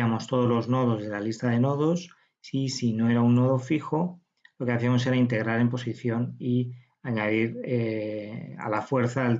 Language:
Spanish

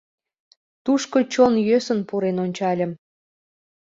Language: Mari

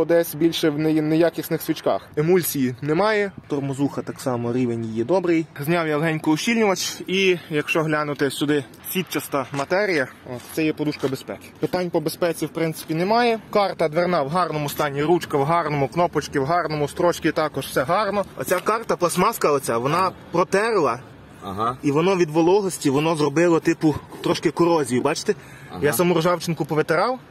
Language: Ukrainian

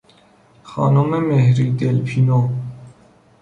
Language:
Persian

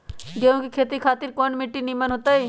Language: Magahi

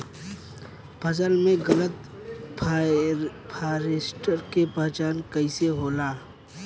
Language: Bhojpuri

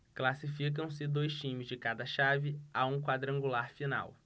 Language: Portuguese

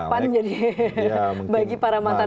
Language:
Indonesian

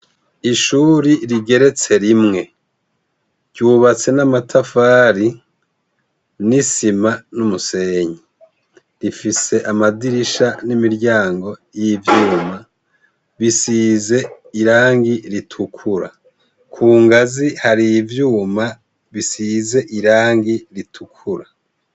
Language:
Rundi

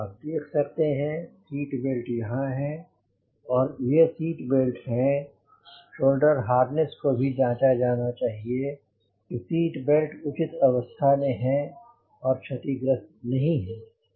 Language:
Hindi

